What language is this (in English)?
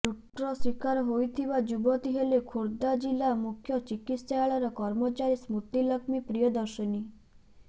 Odia